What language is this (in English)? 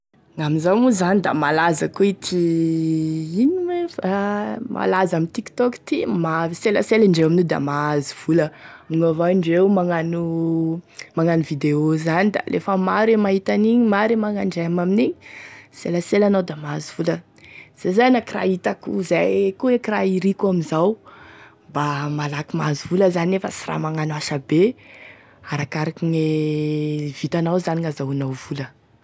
Tesaka Malagasy